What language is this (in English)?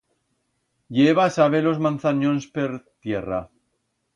Aragonese